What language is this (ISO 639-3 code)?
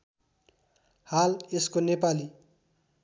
nep